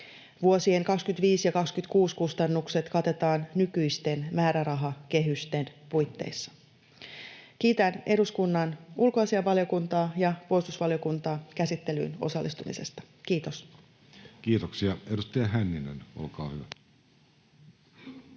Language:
Finnish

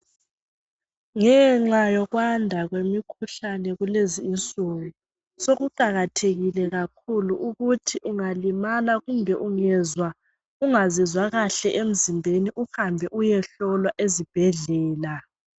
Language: North Ndebele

